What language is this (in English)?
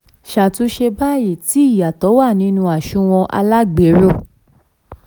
Yoruba